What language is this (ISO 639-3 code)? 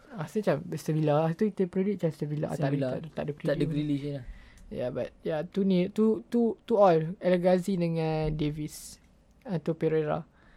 msa